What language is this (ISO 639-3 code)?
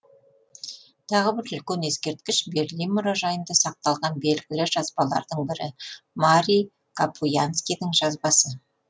kaz